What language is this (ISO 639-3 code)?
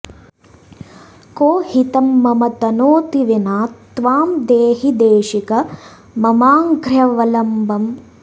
san